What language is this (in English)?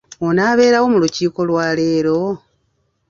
Ganda